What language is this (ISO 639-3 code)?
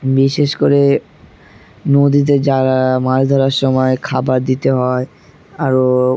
ben